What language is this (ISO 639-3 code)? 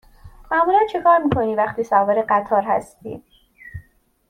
fas